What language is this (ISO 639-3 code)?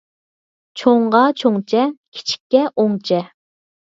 uig